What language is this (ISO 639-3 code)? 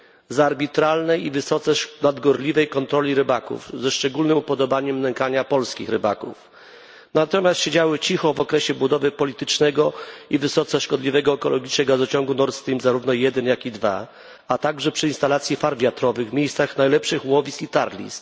pol